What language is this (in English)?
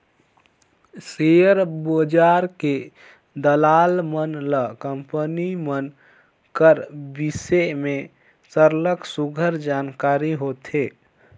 Chhattisgarhi